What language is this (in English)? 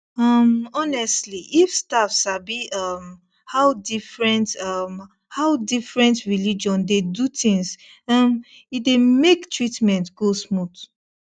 Nigerian Pidgin